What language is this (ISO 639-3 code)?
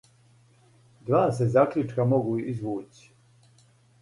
srp